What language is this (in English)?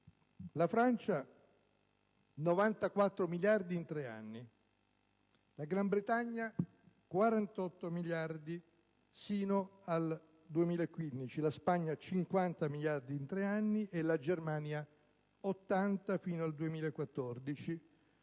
Italian